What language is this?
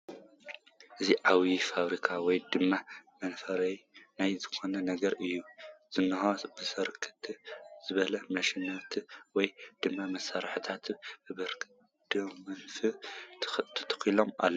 Tigrinya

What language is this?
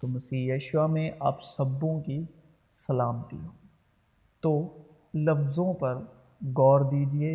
Urdu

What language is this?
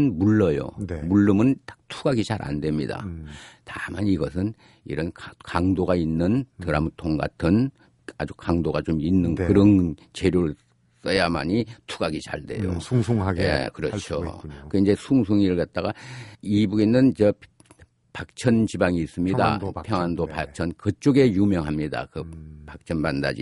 Korean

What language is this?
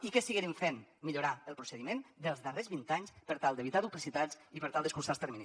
Catalan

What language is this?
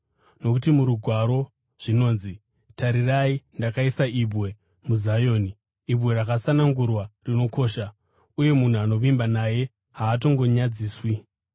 Shona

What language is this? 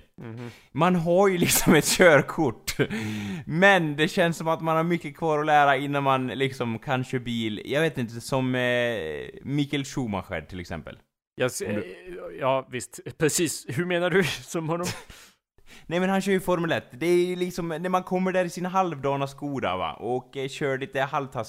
Swedish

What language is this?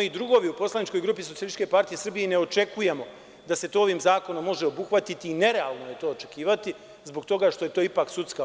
Serbian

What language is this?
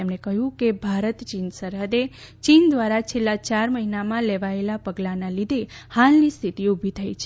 Gujarati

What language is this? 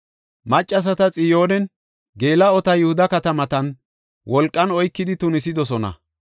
Gofa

